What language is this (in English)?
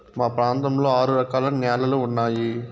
Telugu